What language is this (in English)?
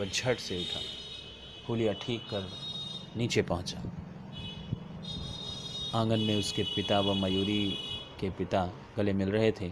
Hindi